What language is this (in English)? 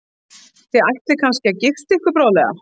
Icelandic